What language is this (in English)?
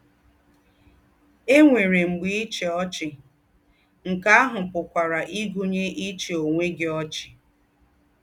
Igbo